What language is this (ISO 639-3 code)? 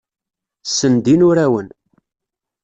kab